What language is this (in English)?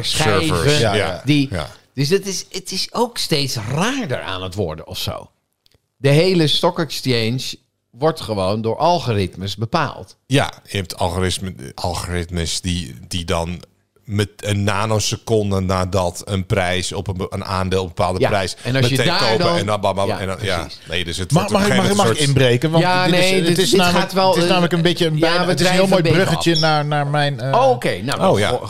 Dutch